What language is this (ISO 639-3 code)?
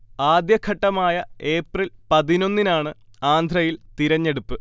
mal